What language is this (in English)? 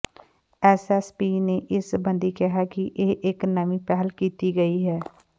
Punjabi